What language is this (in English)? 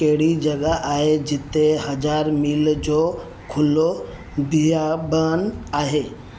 Sindhi